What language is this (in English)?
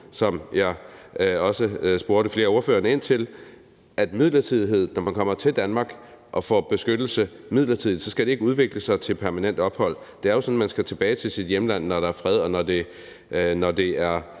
Danish